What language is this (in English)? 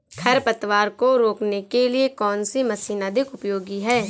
Hindi